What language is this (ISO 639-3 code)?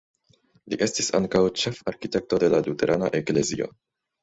epo